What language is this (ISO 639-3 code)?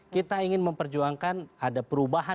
ind